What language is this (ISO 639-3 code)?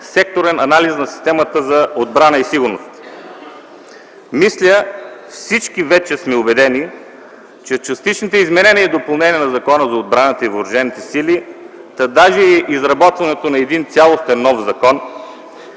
bul